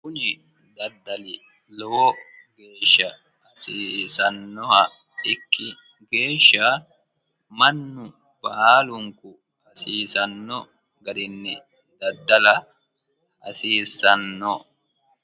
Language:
Sidamo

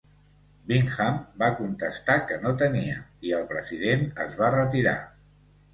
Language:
Catalan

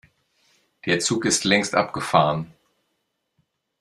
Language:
German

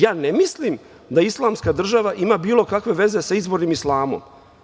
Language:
Serbian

